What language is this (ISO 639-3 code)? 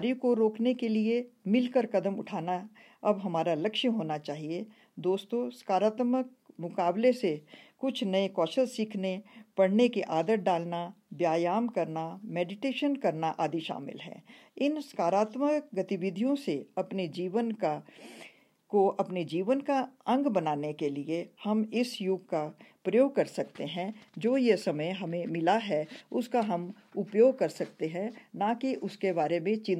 hin